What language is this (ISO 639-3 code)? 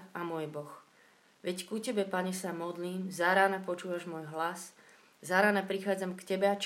slk